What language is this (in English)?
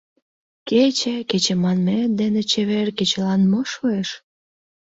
Mari